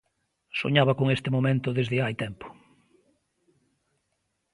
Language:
Galician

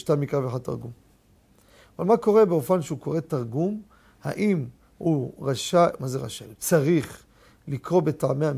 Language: Hebrew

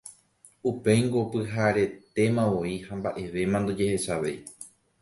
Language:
Guarani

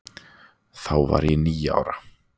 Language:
Icelandic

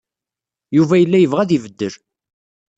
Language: Kabyle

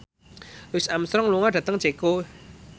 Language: Javanese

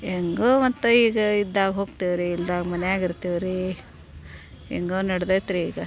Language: Kannada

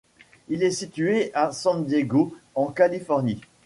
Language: French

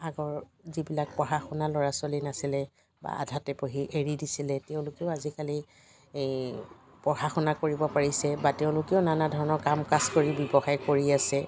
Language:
Assamese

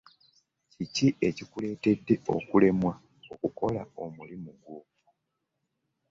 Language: Ganda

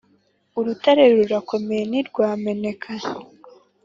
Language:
Kinyarwanda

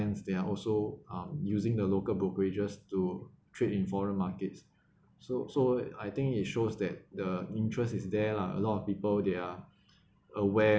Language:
English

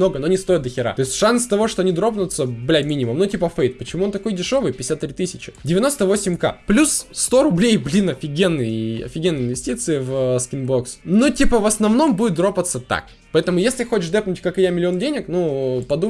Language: Russian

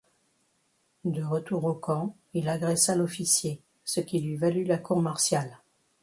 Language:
French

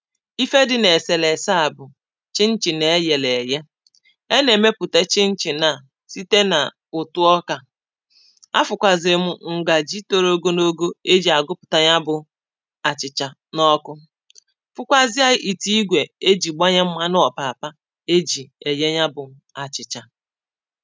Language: Igbo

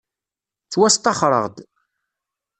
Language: Kabyle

